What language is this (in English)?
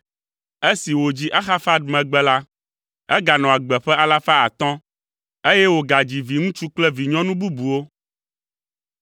Ewe